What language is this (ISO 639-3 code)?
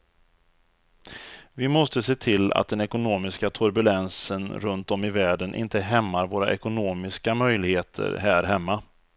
swe